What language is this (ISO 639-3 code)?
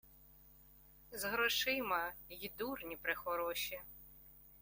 ukr